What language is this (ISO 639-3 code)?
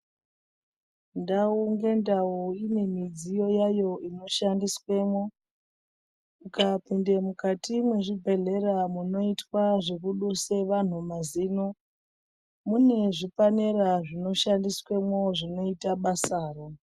ndc